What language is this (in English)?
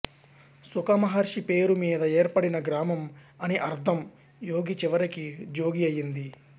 Telugu